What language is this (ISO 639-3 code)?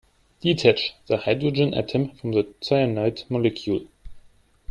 eng